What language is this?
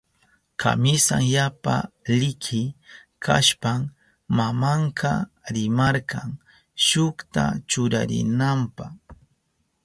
Southern Pastaza Quechua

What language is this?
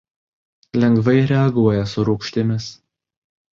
Lithuanian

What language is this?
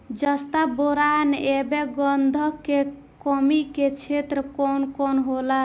Bhojpuri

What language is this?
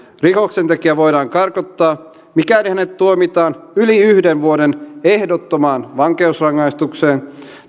Finnish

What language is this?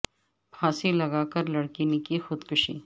Urdu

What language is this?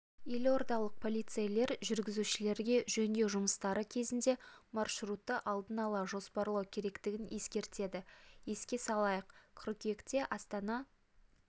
Kazakh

